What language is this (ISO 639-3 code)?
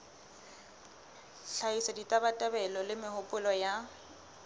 sot